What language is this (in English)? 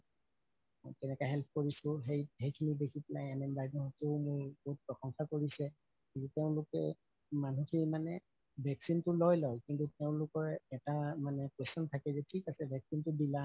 Assamese